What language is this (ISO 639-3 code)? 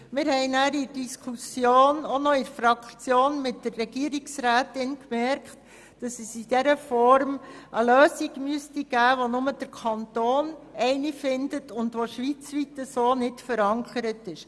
gsw